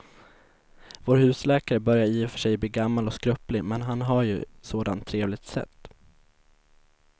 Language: Swedish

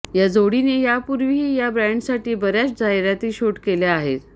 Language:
Marathi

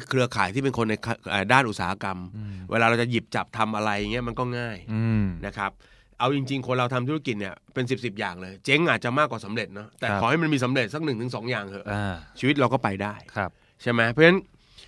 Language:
Thai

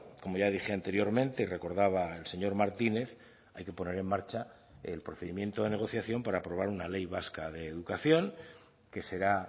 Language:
Spanish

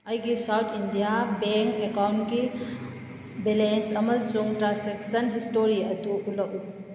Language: Manipuri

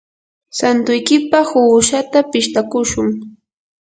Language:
Yanahuanca Pasco Quechua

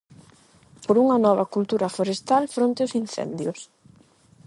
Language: Galician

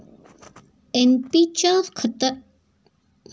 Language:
Marathi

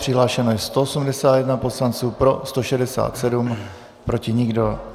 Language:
Czech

